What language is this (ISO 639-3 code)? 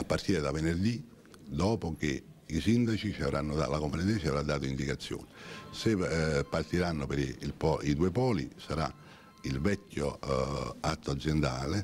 ita